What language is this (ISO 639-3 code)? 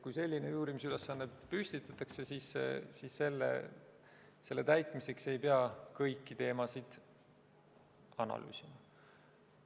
est